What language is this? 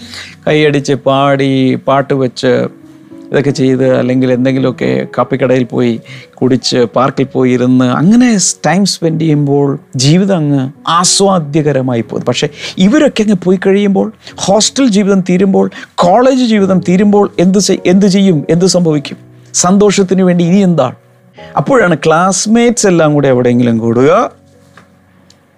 Malayalam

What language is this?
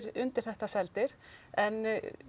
Icelandic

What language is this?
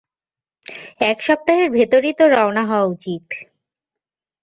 Bangla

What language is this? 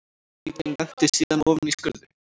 Icelandic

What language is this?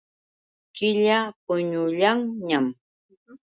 Yauyos Quechua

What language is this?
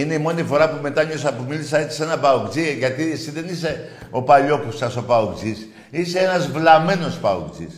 Greek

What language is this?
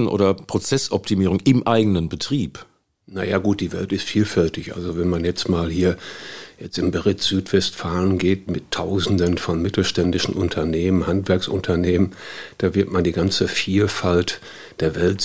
German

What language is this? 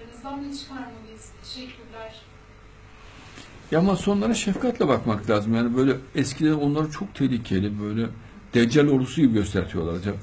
Turkish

